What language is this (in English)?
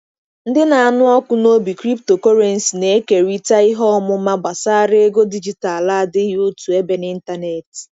Igbo